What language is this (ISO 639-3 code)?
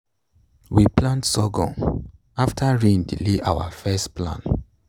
pcm